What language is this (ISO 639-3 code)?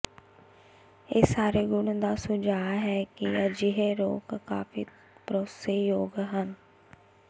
pan